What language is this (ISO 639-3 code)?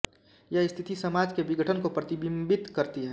hin